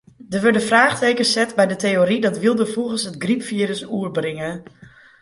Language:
Western Frisian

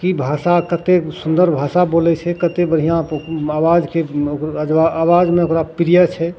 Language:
Maithili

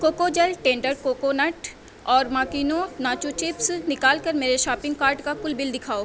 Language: Urdu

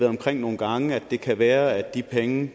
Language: Danish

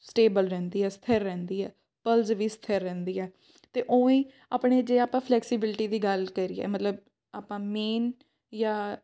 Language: Punjabi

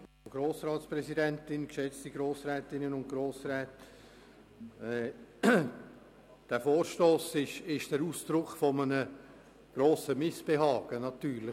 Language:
Swiss German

